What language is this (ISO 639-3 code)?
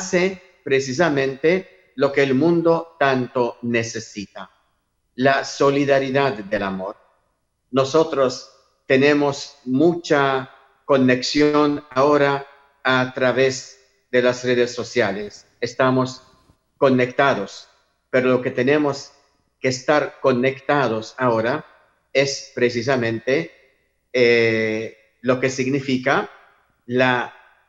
spa